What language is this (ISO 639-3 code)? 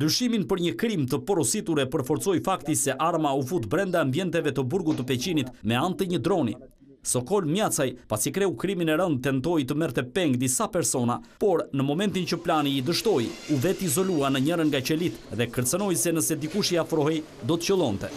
ron